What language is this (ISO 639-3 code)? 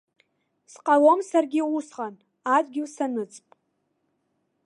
abk